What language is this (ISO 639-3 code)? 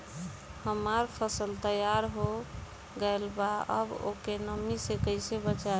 bho